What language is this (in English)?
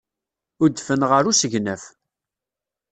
Kabyle